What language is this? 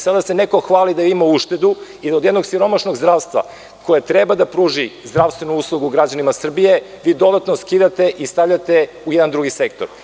Serbian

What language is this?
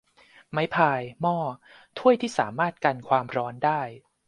Thai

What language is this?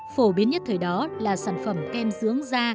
Vietnamese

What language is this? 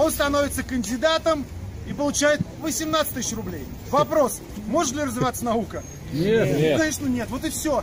Russian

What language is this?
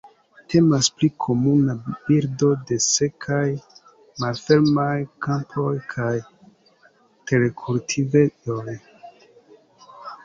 Esperanto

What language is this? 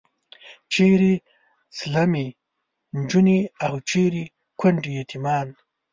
Pashto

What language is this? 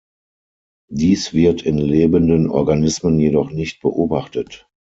German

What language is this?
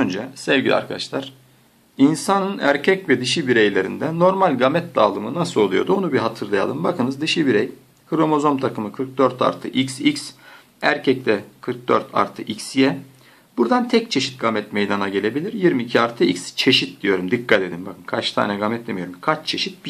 Turkish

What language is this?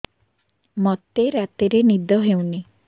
Odia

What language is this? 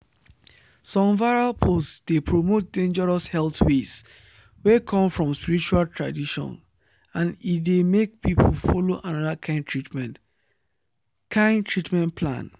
Nigerian Pidgin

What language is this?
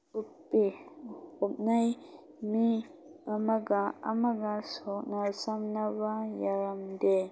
Manipuri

